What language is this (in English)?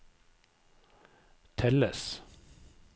Norwegian